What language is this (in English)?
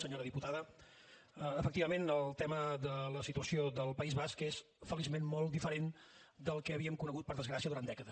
Catalan